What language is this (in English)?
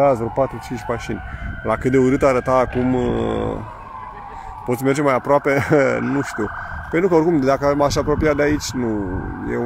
Romanian